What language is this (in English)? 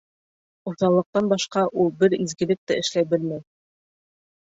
Bashkir